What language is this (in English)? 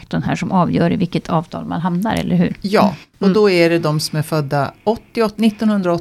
Swedish